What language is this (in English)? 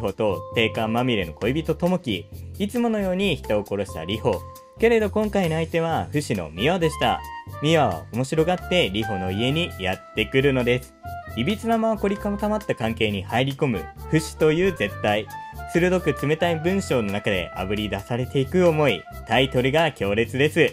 Japanese